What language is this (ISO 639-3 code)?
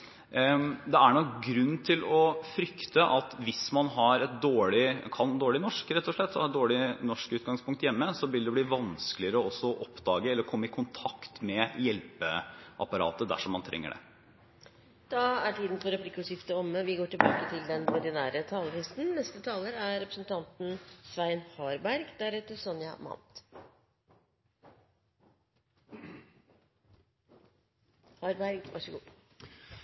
nor